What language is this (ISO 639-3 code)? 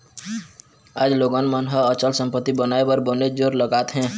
hne